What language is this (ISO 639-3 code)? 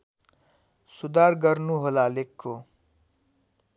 nep